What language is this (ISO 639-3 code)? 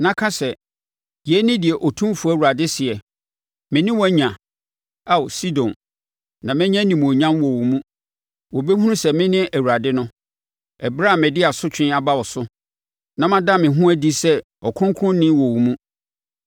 aka